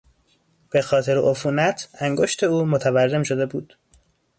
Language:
Persian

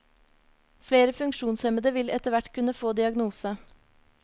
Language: Norwegian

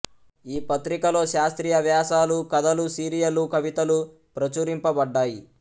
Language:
Telugu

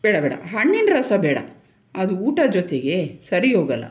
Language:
Kannada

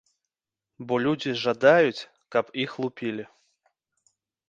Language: Belarusian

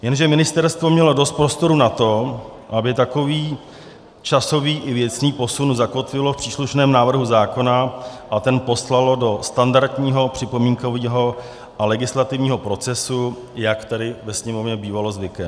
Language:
Czech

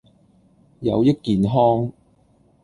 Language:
Cantonese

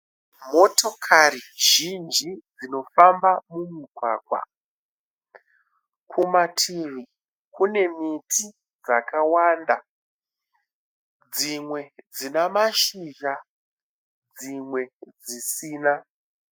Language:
Shona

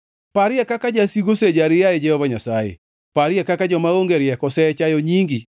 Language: Luo (Kenya and Tanzania)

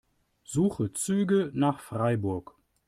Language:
German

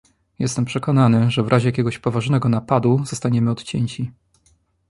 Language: Polish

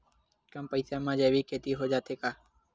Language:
Chhattisgarhi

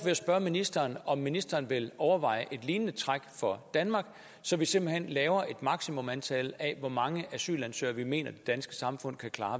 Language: Danish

